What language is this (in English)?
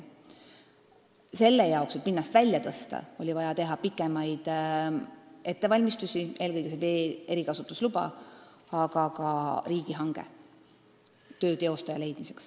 Estonian